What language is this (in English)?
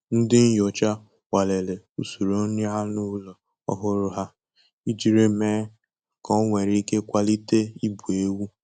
Igbo